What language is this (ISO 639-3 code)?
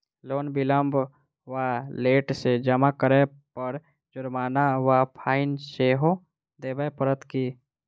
mai